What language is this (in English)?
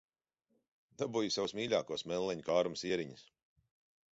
Latvian